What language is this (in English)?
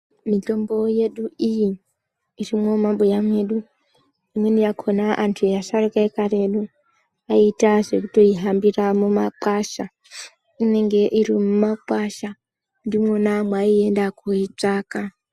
Ndau